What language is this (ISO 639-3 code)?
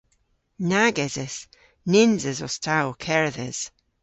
cor